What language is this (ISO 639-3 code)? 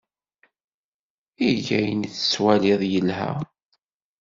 kab